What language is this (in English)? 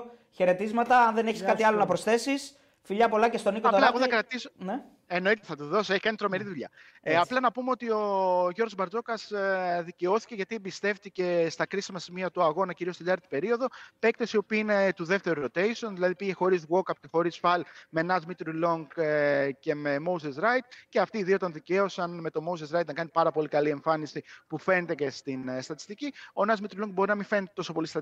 Greek